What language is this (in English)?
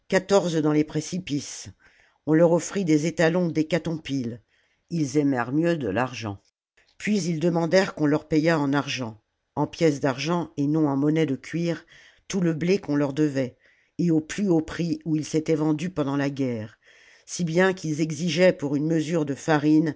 French